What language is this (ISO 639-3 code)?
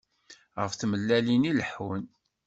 kab